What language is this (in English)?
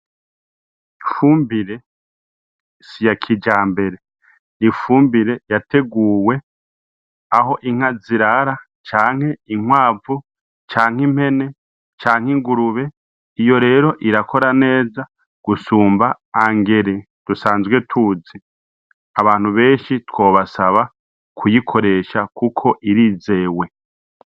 Rundi